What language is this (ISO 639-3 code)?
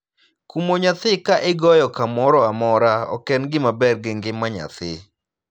luo